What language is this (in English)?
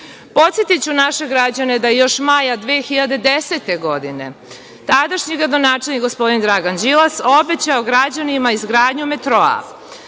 Serbian